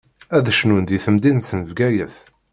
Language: Kabyle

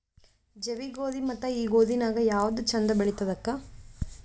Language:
Kannada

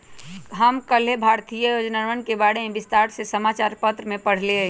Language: Magahi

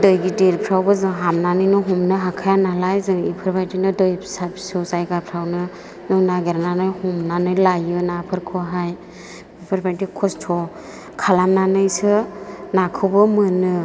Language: Bodo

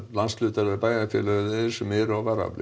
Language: Icelandic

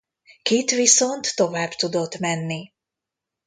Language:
Hungarian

